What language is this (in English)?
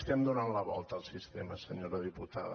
Catalan